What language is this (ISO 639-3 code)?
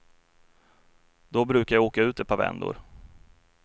swe